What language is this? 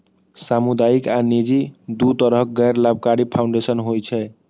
Maithili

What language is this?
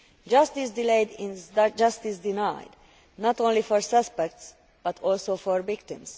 English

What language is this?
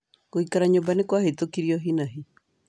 Kikuyu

